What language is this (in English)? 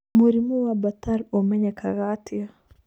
Kikuyu